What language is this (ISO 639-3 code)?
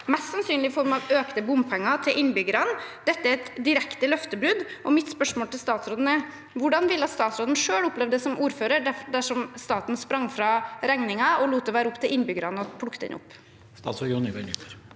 nor